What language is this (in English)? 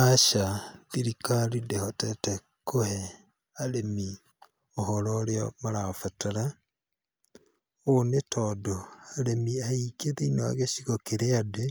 Kikuyu